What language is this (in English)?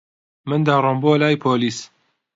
Central Kurdish